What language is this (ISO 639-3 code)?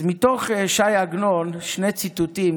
heb